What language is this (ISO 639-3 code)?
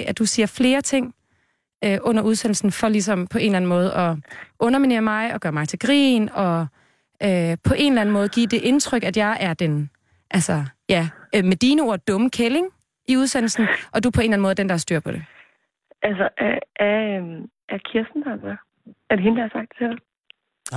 dan